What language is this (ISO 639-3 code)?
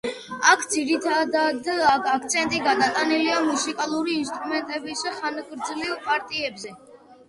kat